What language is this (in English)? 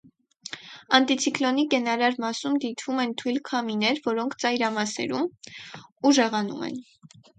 Armenian